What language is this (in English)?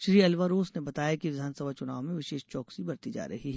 Hindi